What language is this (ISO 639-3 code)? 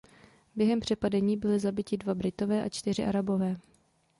ces